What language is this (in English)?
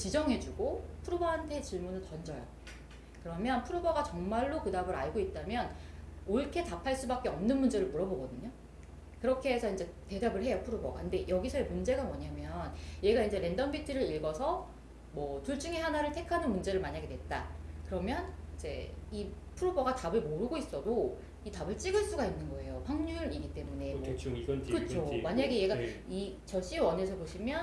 Korean